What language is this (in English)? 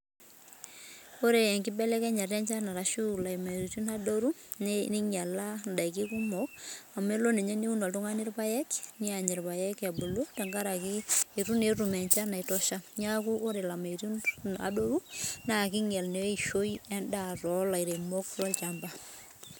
Masai